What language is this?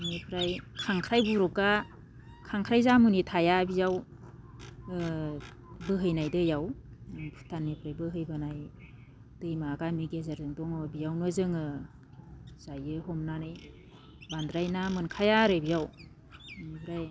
Bodo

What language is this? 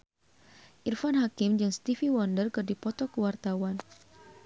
Sundanese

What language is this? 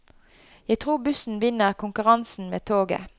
Norwegian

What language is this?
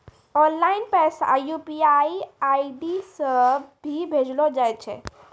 Maithili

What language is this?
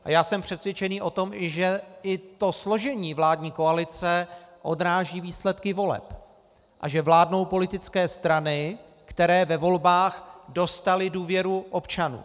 Czech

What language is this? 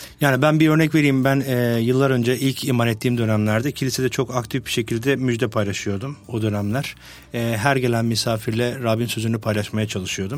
Turkish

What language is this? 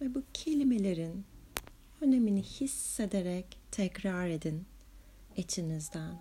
Turkish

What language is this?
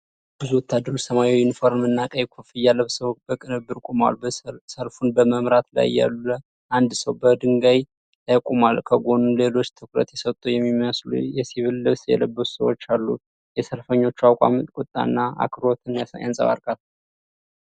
Amharic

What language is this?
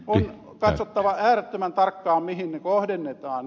Finnish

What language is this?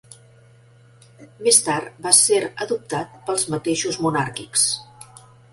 Catalan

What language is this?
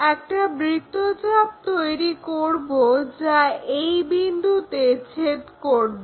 Bangla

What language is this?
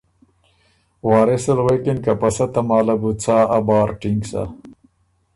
Ormuri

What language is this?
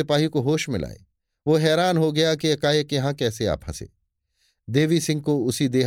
Hindi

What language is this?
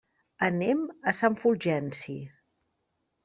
Catalan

